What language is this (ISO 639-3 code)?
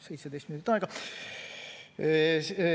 est